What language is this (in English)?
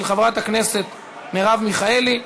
Hebrew